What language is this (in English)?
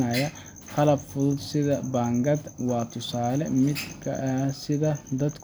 Somali